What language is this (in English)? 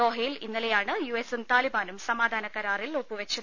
Malayalam